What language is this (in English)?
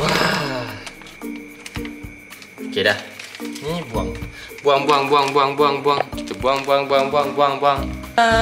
Malay